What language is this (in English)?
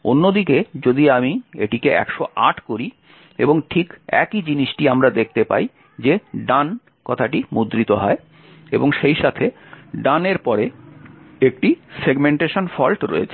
Bangla